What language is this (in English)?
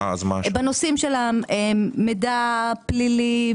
Hebrew